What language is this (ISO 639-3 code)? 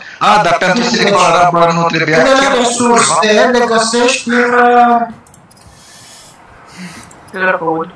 ron